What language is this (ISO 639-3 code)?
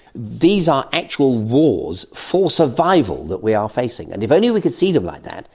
eng